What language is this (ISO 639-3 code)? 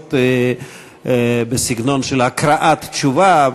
heb